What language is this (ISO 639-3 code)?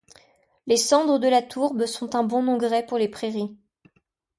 fra